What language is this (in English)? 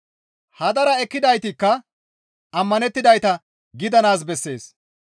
Gamo